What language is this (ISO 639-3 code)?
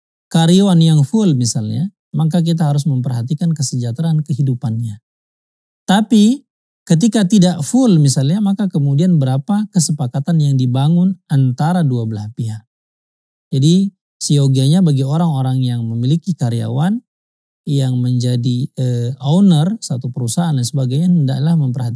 ind